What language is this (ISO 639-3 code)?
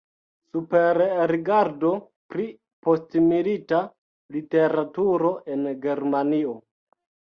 epo